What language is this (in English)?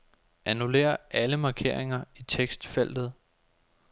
Danish